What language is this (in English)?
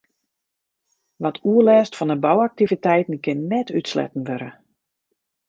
Western Frisian